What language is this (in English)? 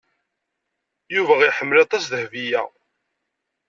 Kabyle